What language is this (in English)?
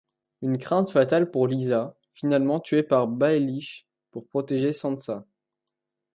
French